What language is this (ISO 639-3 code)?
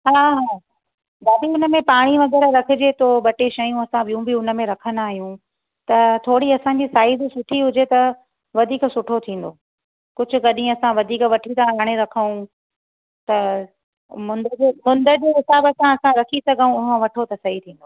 snd